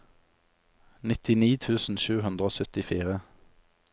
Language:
Norwegian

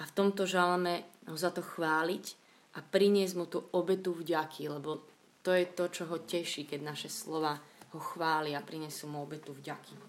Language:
Slovak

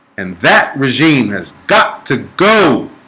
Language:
English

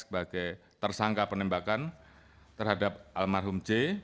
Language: Indonesian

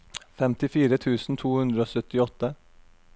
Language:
Norwegian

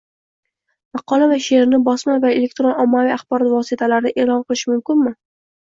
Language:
Uzbek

